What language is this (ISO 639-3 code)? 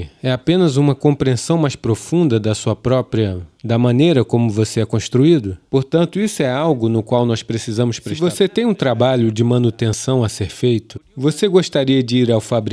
por